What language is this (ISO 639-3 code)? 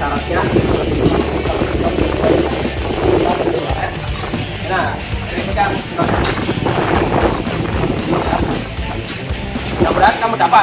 ind